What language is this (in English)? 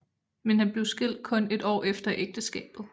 Danish